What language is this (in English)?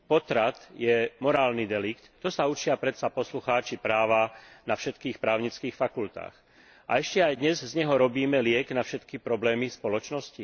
Slovak